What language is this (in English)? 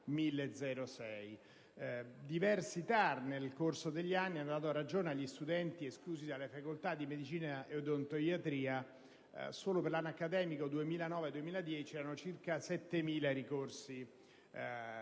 Italian